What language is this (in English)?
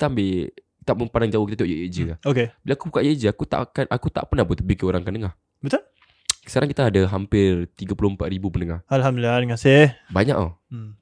Malay